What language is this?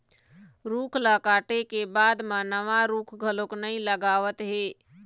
Chhattisgarhi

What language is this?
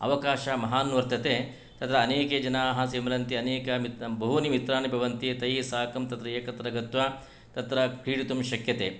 Sanskrit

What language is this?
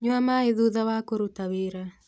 Kikuyu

